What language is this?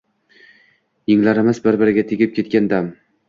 Uzbek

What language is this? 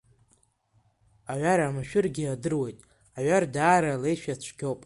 Abkhazian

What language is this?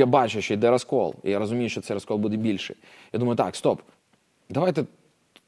Ukrainian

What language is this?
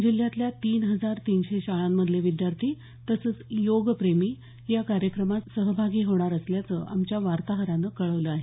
Marathi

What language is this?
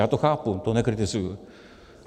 Czech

